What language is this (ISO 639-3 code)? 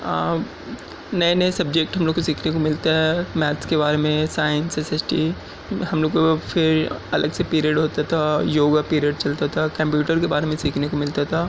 urd